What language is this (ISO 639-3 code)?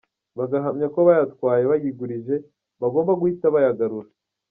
kin